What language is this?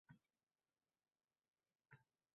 Uzbek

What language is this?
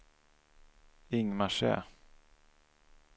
Swedish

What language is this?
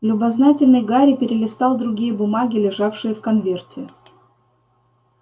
Russian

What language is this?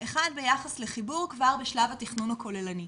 Hebrew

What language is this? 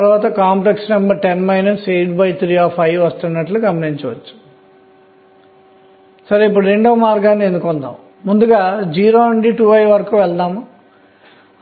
Telugu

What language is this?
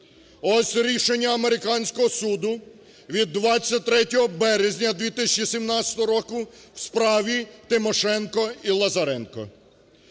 Ukrainian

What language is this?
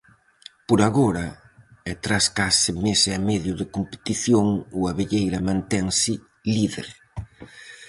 Galician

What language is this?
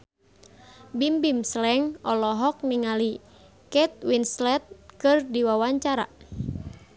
Sundanese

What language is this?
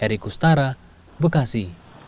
Indonesian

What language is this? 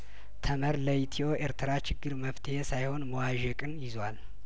Amharic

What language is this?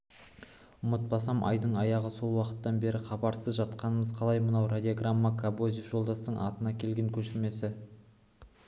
Kazakh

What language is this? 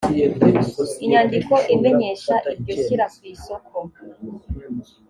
Kinyarwanda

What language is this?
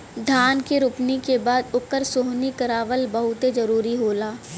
Bhojpuri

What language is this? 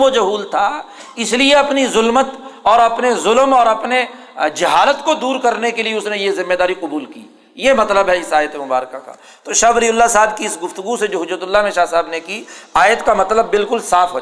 Urdu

